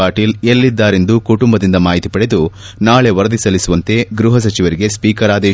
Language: Kannada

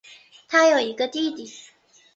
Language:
Chinese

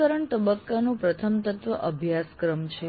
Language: Gujarati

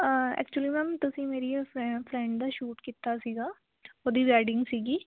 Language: Punjabi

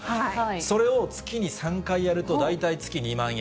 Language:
Japanese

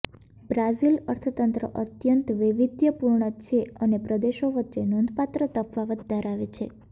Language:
Gujarati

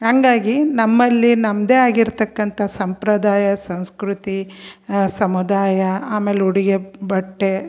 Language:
Kannada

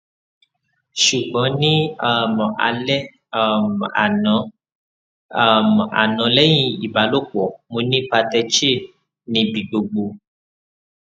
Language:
Yoruba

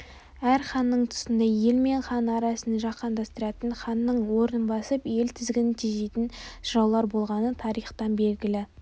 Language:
Kazakh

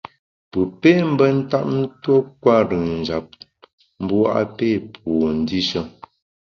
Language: Bamun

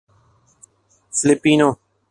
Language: Urdu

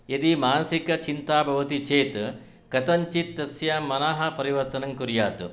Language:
Sanskrit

